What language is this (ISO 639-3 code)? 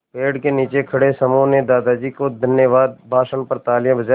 hin